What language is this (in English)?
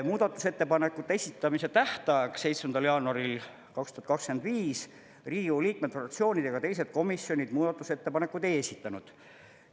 Estonian